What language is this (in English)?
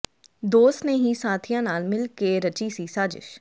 Punjabi